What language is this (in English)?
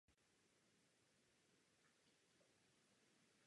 Czech